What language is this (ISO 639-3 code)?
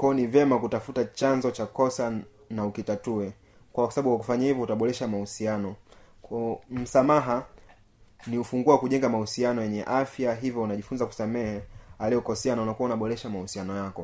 swa